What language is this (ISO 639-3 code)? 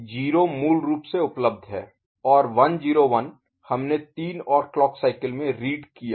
hin